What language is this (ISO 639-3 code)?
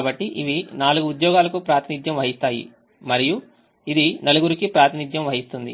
tel